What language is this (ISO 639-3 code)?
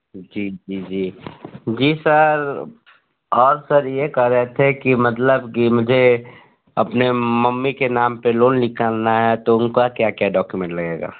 hin